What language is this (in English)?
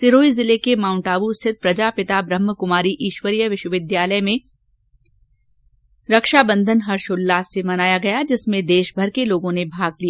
Hindi